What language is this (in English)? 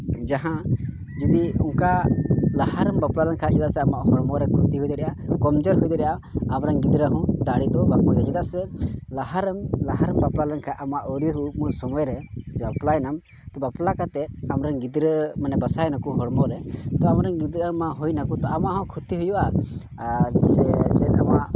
Santali